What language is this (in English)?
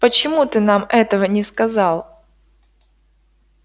Russian